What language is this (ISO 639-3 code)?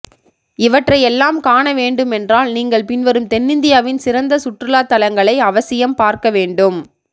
tam